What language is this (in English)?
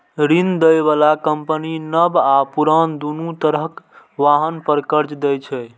Maithili